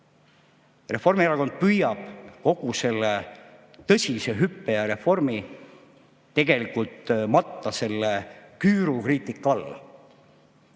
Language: Estonian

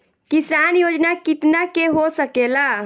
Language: Bhojpuri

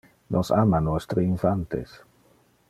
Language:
Interlingua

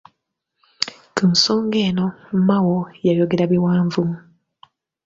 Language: Ganda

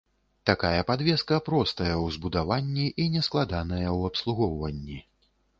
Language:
Belarusian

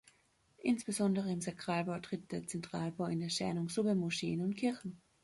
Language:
German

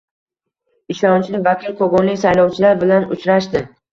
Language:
Uzbek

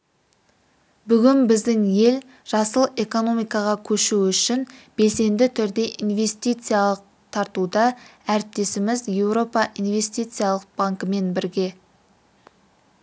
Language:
Kazakh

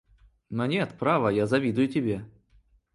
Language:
Russian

